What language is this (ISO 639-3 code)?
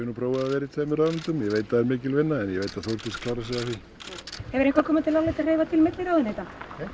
isl